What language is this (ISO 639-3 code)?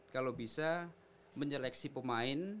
ind